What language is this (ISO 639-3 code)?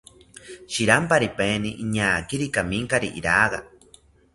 cpy